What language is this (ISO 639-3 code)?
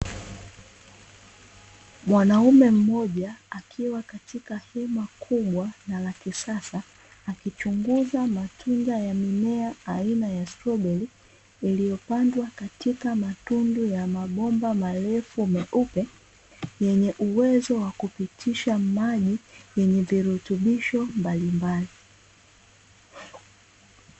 swa